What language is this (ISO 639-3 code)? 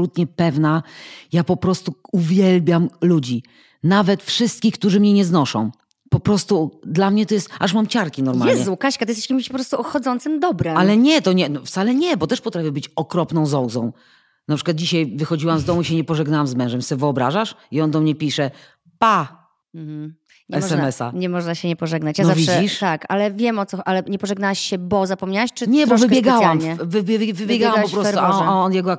pol